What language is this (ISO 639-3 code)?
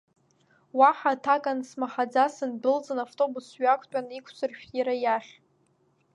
abk